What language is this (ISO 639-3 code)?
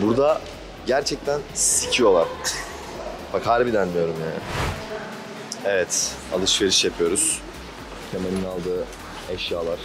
tur